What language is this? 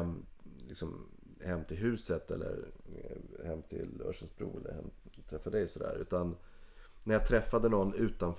Swedish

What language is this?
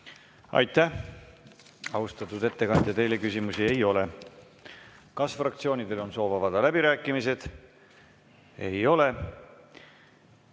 Estonian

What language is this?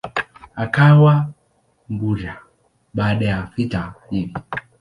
Swahili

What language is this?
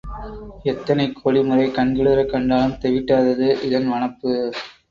Tamil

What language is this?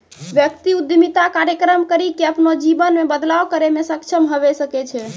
Maithili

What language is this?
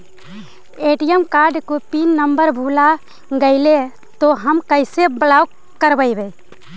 Magahi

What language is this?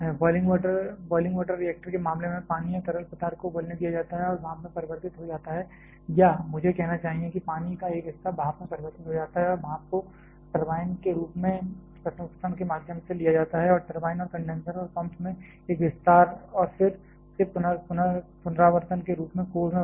Hindi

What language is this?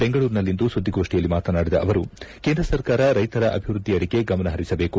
Kannada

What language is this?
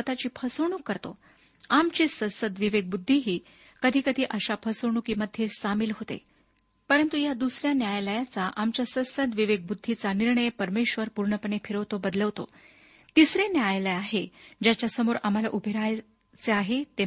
Marathi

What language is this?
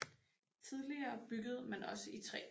Danish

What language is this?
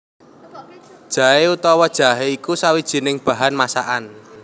Javanese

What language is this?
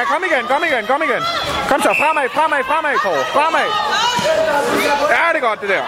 Danish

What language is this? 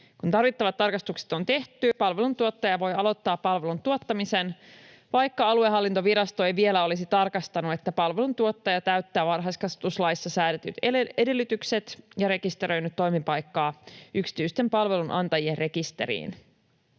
Finnish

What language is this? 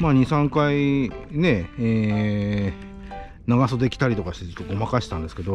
Japanese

